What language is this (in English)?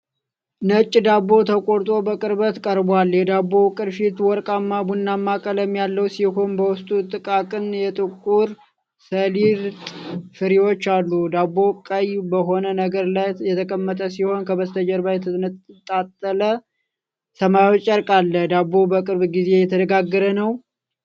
Amharic